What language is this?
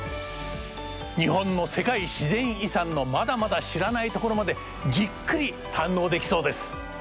Japanese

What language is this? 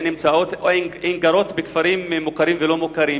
Hebrew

